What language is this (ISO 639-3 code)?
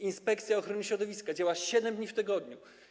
pol